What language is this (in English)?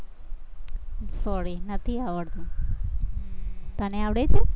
Gujarati